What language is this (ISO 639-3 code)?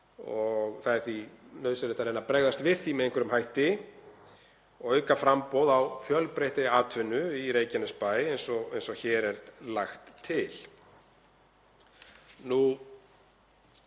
isl